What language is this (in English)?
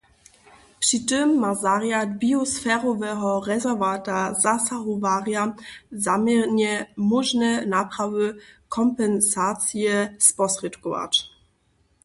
Upper Sorbian